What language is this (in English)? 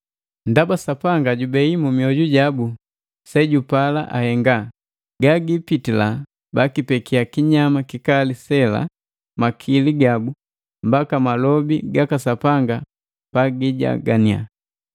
Matengo